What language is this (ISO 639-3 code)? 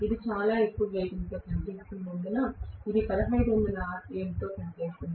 tel